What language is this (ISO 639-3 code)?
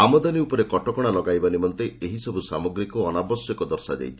ori